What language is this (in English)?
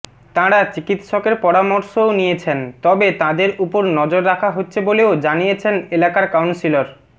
Bangla